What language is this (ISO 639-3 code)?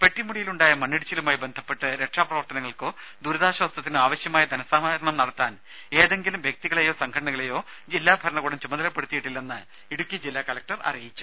mal